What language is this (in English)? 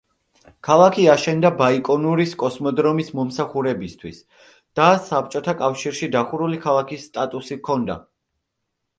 Georgian